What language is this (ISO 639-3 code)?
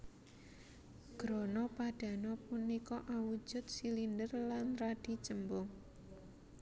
jav